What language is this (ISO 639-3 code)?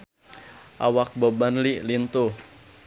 sun